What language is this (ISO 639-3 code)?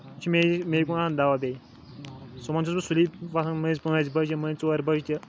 kas